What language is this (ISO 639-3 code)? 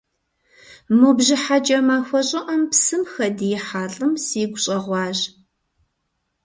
kbd